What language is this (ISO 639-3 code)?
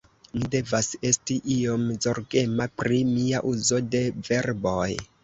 epo